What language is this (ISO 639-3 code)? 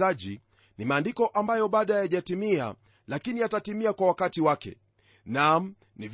swa